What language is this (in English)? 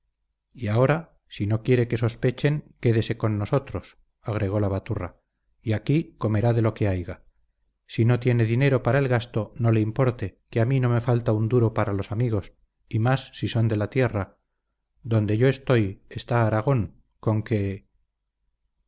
Spanish